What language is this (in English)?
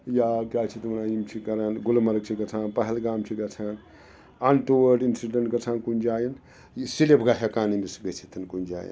Kashmiri